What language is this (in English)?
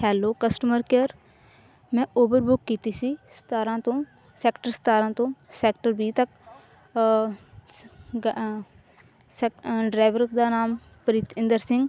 Punjabi